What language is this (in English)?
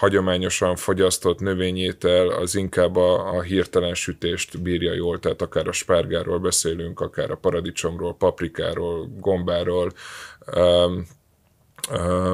Hungarian